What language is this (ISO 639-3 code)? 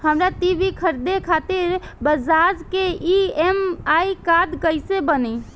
bho